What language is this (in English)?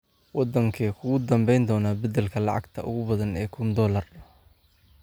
Somali